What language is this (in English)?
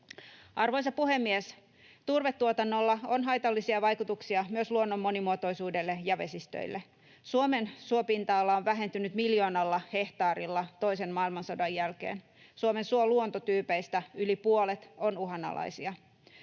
Finnish